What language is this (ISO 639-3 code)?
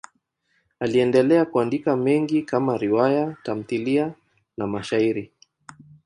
swa